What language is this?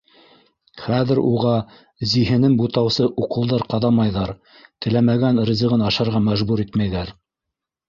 Bashkir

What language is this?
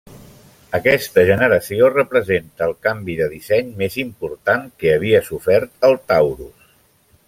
Catalan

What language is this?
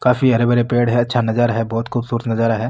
Marwari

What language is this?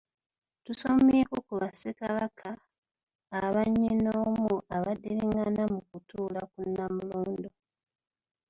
Ganda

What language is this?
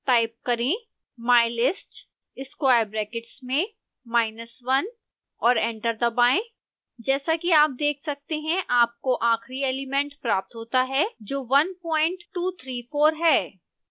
Hindi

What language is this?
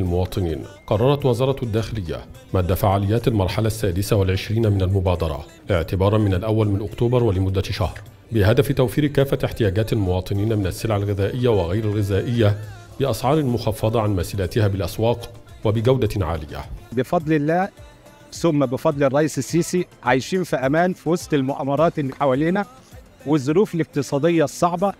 Arabic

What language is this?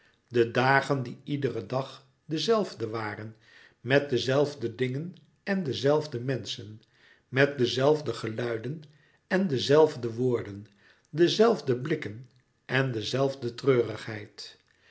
Dutch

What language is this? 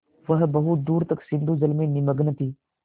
Hindi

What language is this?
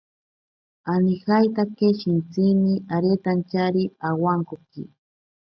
Ashéninka Perené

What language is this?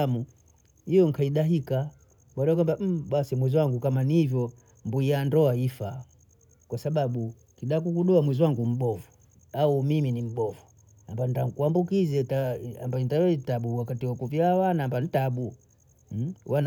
Bondei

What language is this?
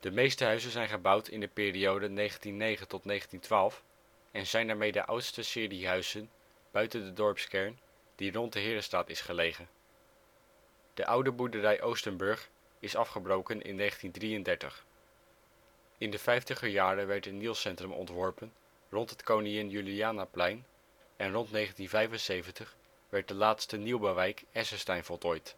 Dutch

